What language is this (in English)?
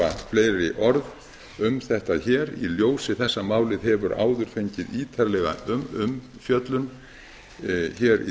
Icelandic